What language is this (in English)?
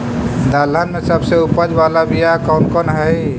Magahi